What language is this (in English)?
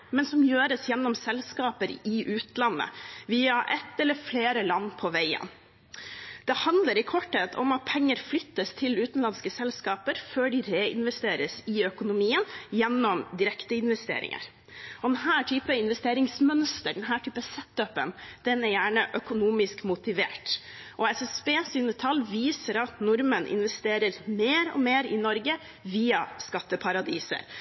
Norwegian Bokmål